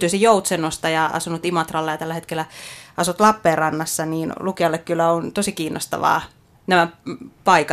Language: Finnish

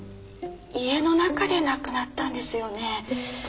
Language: Japanese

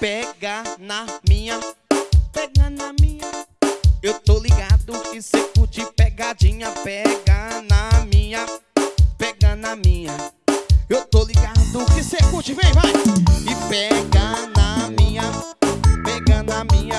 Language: Portuguese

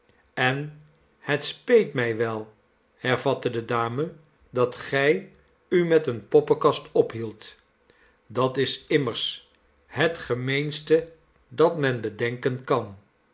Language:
Dutch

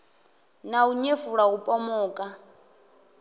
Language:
Venda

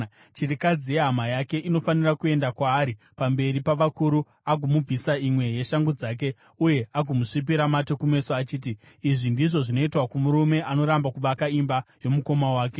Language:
Shona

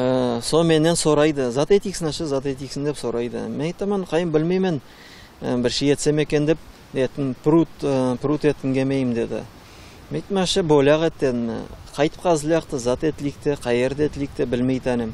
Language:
Turkish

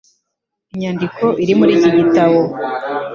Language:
Kinyarwanda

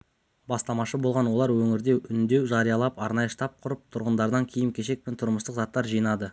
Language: Kazakh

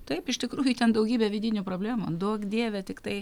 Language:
Lithuanian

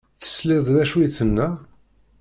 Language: Kabyle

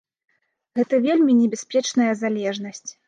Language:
Belarusian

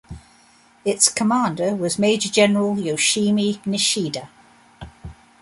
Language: English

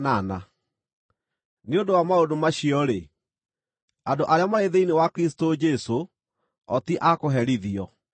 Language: Kikuyu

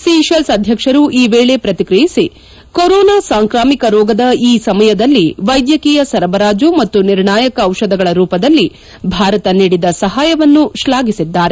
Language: Kannada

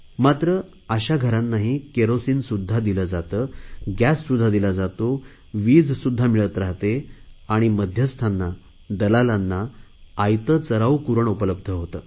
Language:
Marathi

